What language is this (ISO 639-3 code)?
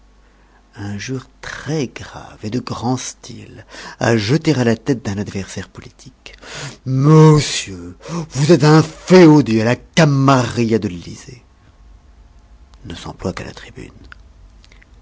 fra